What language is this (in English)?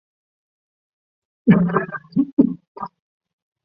Chinese